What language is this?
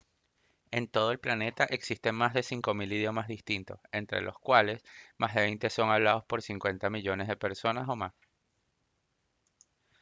Spanish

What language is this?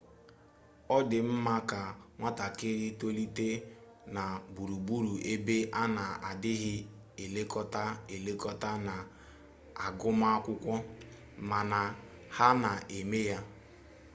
Igbo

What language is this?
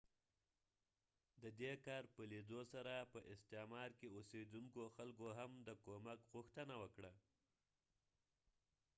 Pashto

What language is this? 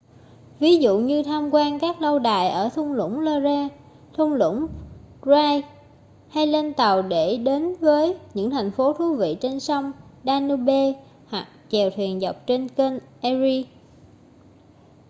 Vietnamese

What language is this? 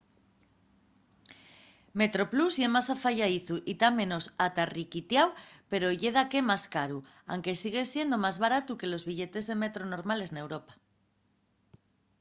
Asturian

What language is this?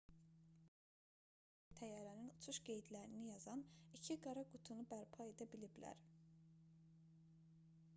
Azerbaijani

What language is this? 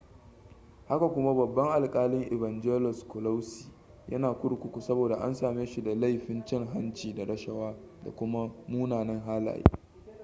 Hausa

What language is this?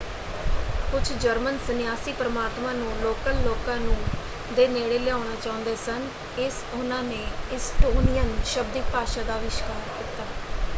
Punjabi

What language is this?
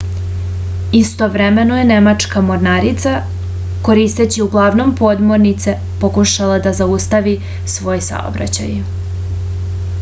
Serbian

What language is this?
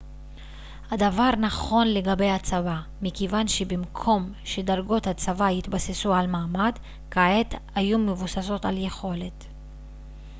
Hebrew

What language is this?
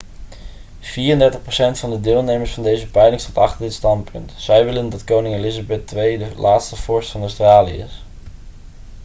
Dutch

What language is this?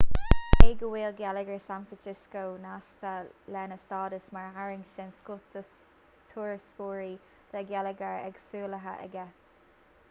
Irish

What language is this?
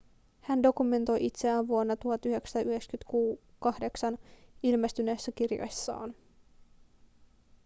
Finnish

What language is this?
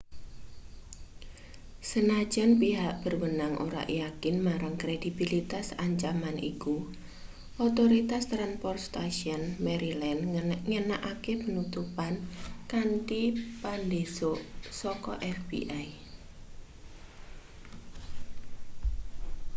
Javanese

